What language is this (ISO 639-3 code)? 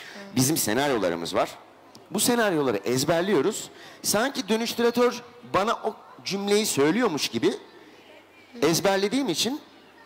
tur